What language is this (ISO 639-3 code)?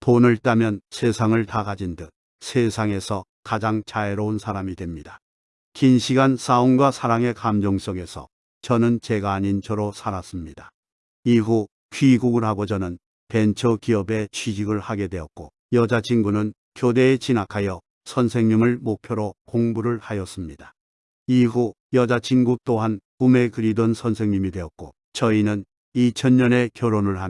kor